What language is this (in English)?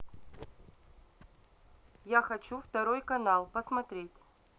Russian